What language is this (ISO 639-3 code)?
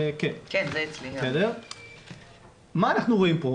heb